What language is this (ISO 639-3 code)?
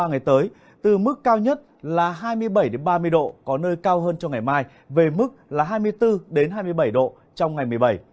vie